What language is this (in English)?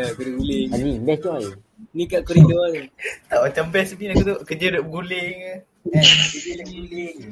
Malay